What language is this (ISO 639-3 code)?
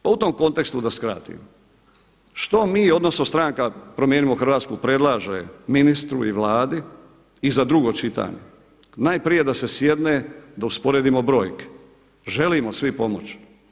hrv